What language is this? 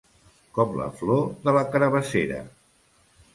Catalan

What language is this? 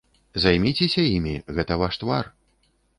Belarusian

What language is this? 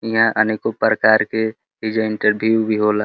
Bhojpuri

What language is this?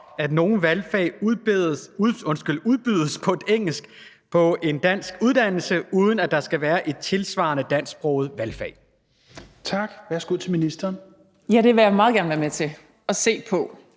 Danish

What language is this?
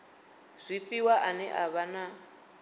Venda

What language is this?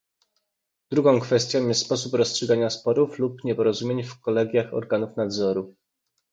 Polish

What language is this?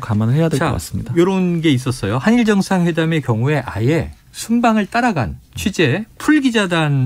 Korean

